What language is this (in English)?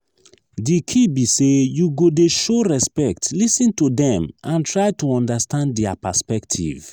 Nigerian Pidgin